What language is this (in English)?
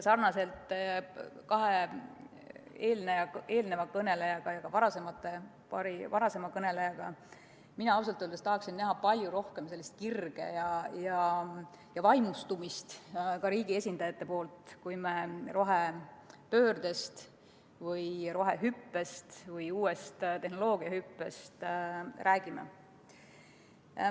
Estonian